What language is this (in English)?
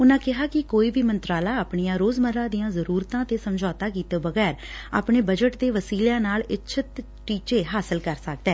Punjabi